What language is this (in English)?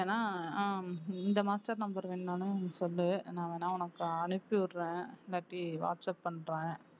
Tamil